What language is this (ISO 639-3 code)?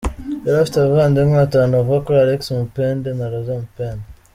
kin